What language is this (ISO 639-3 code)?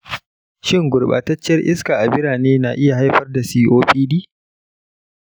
hau